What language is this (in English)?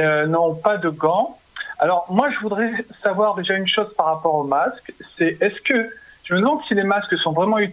French